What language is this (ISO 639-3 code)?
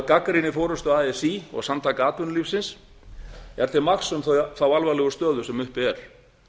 isl